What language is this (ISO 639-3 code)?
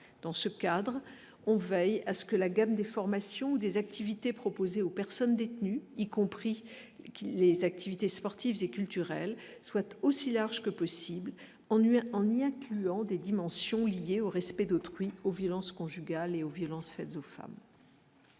fra